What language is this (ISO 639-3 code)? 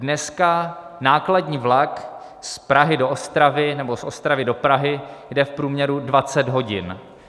ces